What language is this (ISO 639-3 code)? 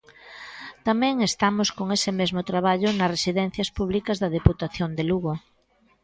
glg